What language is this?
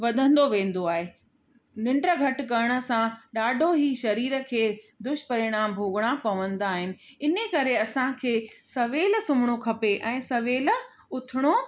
Sindhi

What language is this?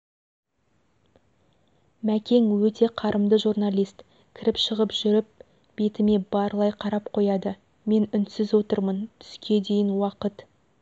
Kazakh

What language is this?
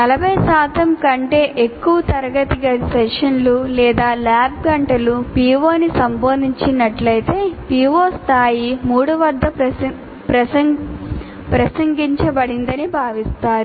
Telugu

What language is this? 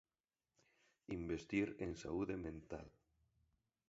Galician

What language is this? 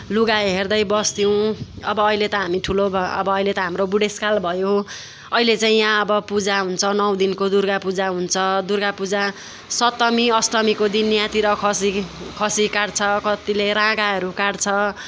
Nepali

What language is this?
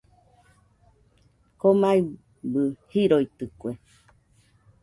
Nüpode Huitoto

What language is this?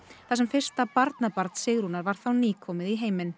Icelandic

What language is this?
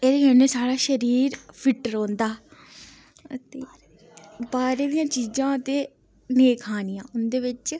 Dogri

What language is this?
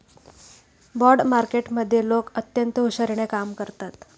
Marathi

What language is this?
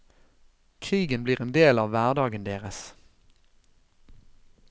Norwegian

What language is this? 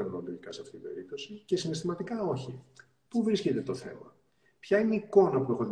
Greek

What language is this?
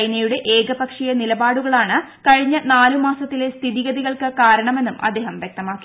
Malayalam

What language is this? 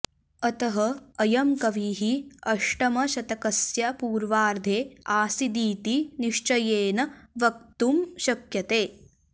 Sanskrit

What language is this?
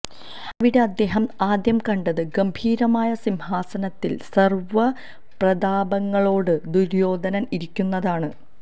Malayalam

